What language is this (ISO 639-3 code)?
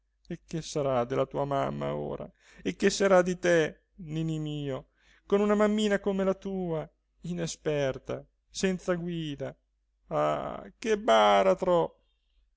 ita